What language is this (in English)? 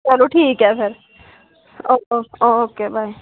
Dogri